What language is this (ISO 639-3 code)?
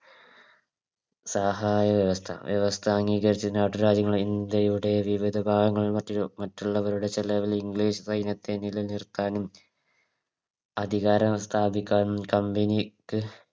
mal